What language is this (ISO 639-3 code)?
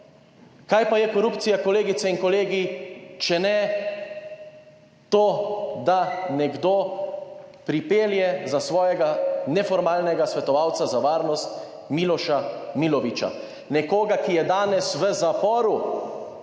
slv